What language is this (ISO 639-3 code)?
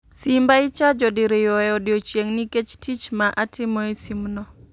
luo